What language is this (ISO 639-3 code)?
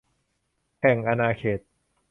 tha